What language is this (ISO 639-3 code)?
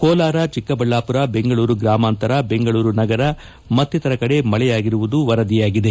kan